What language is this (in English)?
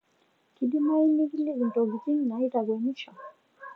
Masai